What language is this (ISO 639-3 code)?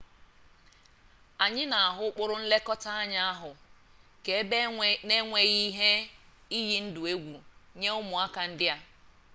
ibo